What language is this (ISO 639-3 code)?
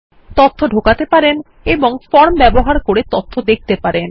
ben